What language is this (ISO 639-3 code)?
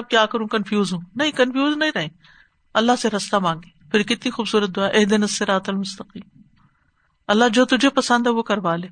urd